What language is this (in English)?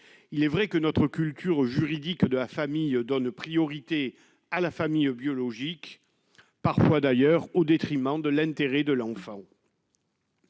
French